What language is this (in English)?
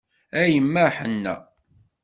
Kabyle